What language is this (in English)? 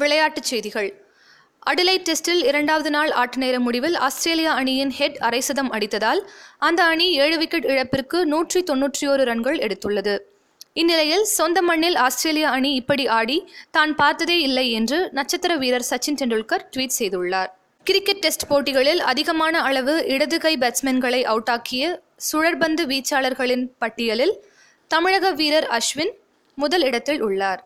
Tamil